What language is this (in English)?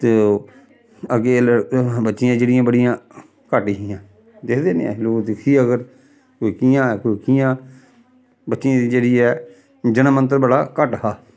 Dogri